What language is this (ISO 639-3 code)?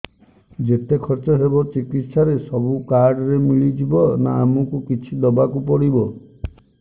ori